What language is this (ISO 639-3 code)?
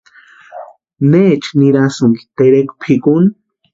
pua